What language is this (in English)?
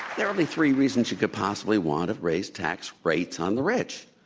English